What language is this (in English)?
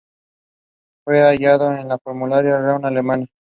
Spanish